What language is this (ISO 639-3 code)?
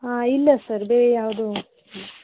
kan